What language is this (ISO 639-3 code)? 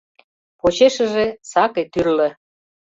chm